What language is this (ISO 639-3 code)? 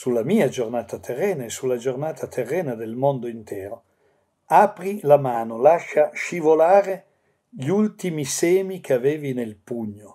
ita